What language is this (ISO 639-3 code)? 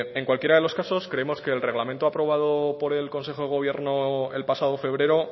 spa